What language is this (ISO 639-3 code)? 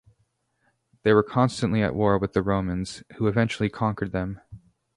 eng